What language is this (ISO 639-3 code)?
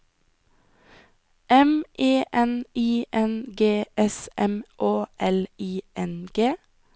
nor